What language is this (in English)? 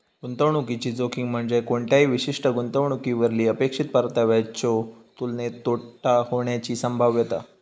Marathi